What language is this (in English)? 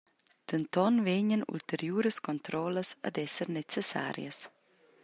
Romansh